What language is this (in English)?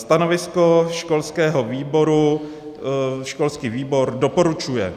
Czech